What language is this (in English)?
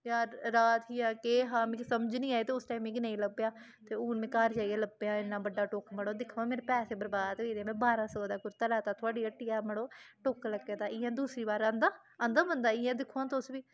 Dogri